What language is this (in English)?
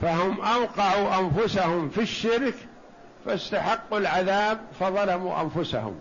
Arabic